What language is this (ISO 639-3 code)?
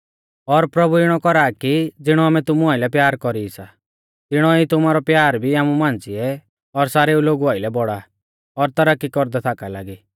bfz